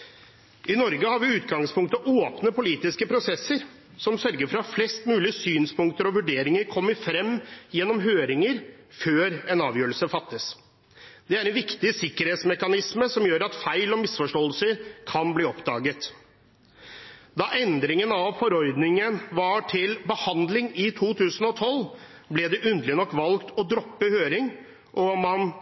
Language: Norwegian Bokmål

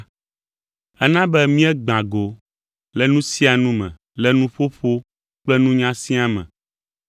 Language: Ewe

